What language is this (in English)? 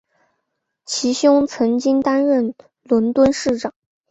Chinese